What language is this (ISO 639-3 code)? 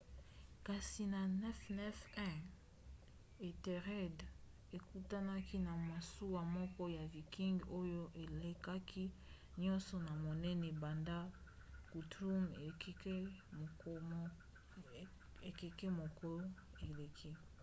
lin